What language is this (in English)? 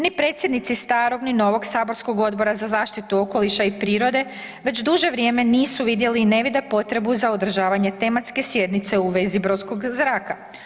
Croatian